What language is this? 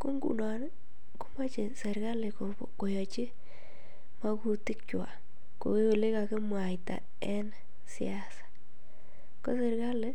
Kalenjin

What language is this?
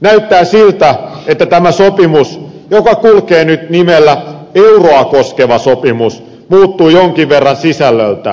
Finnish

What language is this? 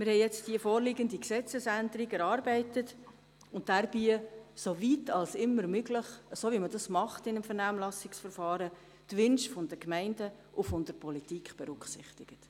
Swiss German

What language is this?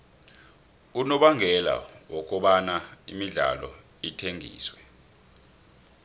South Ndebele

